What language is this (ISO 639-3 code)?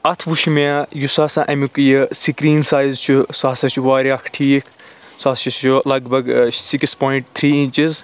kas